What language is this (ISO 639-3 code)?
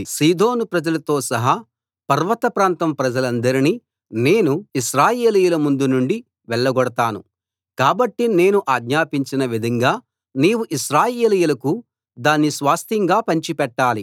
tel